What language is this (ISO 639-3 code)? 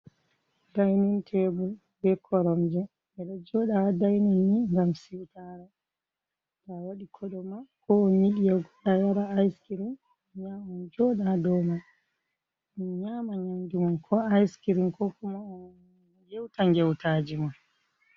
ful